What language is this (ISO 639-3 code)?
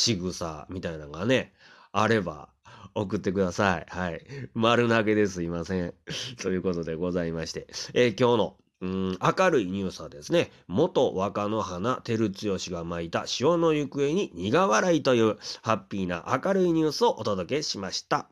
jpn